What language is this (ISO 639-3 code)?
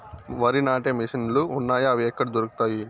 tel